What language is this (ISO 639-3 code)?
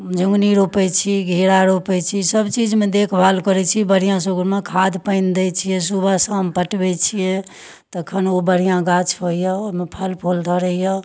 mai